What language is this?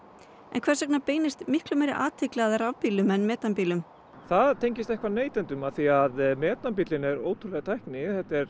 Icelandic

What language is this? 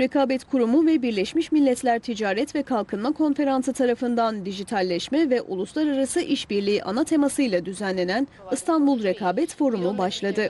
Turkish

